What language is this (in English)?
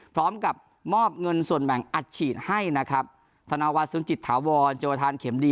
Thai